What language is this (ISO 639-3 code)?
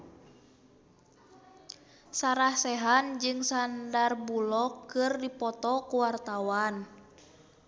sun